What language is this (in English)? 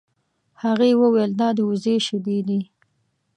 Pashto